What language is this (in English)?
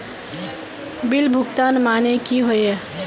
Magahi